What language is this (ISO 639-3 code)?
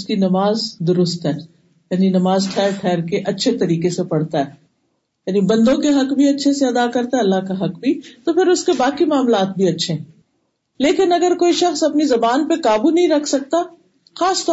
urd